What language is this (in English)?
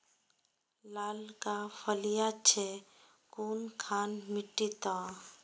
Magahi